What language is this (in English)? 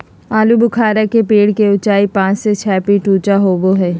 Magahi